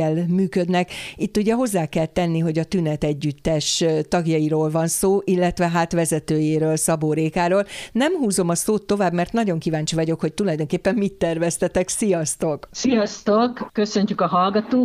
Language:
Hungarian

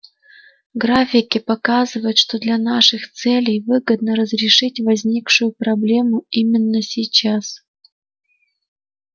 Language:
Russian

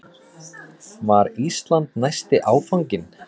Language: Icelandic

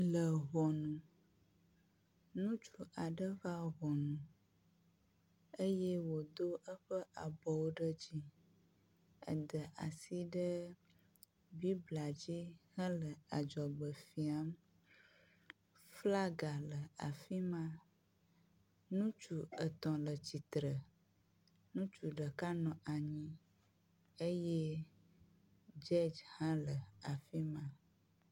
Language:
Ewe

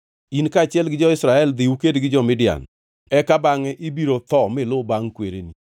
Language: Luo (Kenya and Tanzania)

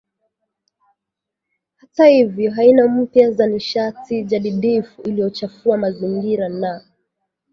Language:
Swahili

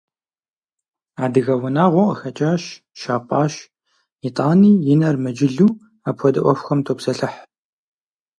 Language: Kabardian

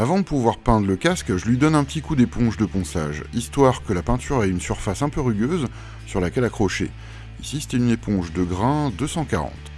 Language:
French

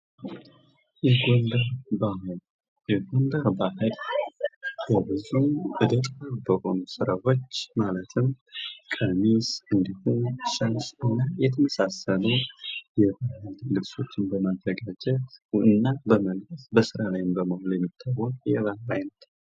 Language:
Amharic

